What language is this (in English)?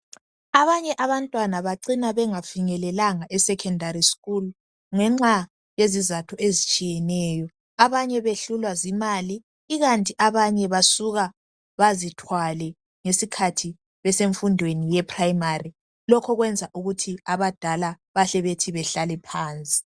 North Ndebele